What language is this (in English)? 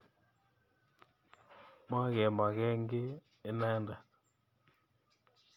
Kalenjin